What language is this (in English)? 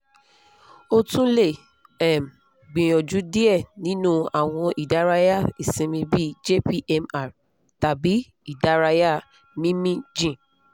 Yoruba